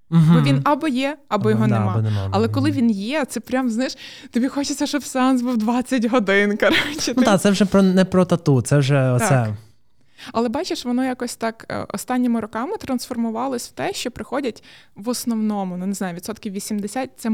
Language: Ukrainian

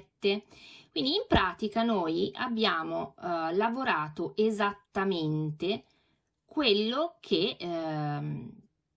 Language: Italian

